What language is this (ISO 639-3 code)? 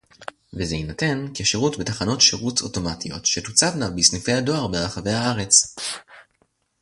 heb